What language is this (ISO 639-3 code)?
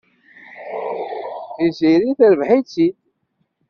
kab